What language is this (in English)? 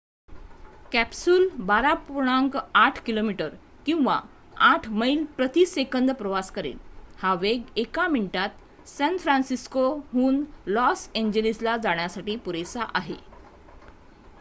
Marathi